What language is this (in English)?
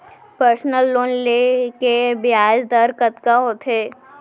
Chhattisgarhi